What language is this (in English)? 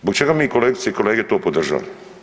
Croatian